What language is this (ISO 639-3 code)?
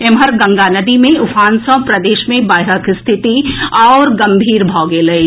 mai